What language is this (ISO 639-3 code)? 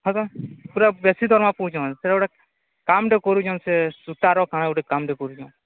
ori